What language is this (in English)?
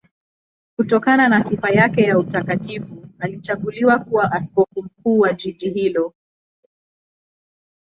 Swahili